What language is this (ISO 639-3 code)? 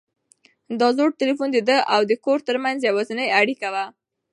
pus